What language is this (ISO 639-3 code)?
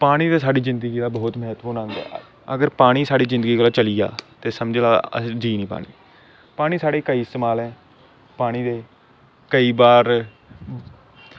doi